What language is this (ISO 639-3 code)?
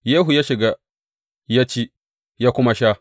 hau